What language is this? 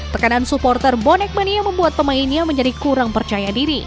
Indonesian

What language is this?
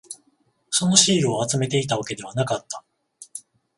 Japanese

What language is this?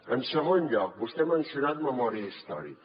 Catalan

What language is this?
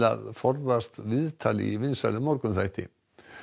Icelandic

